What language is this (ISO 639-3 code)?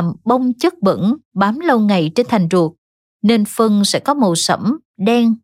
vie